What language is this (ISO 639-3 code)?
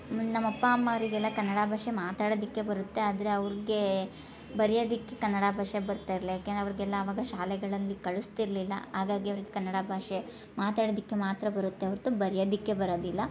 kan